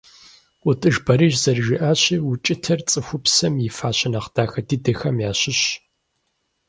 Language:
Kabardian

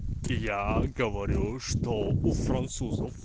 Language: Russian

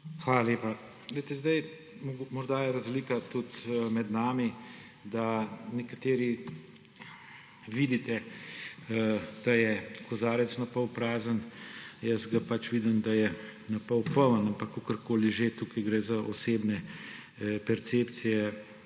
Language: Slovenian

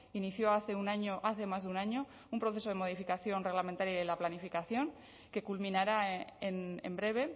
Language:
Spanish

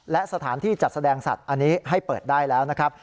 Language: Thai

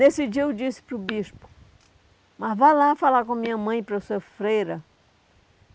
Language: Portuguese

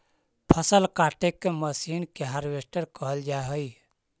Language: Magahi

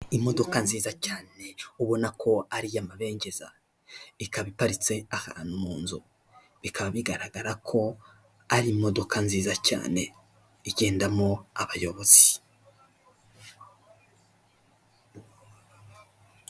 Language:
Kinyarwanda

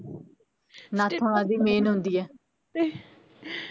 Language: Punjabi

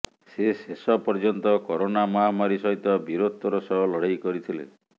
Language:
Odia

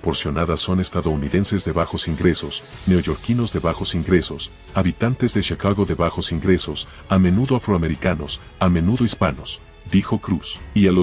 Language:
Spanish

